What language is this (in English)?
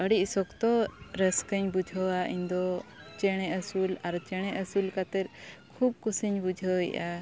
Santali